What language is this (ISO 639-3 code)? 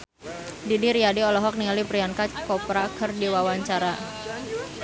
sun